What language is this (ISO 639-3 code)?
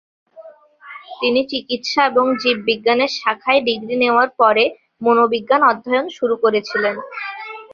ben